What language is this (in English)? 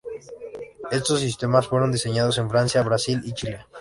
Spanish